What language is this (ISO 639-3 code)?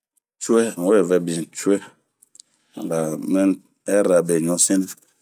bmq